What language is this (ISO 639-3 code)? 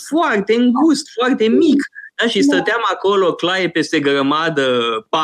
ron